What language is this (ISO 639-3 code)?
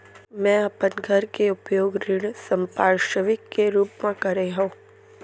hne